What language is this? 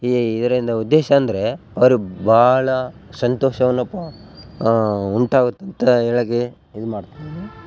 Kannada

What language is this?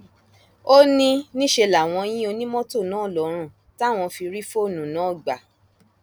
Yoruba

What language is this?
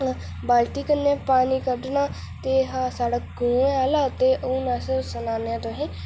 Dogri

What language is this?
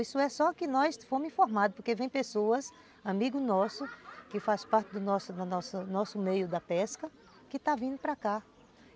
Portuguese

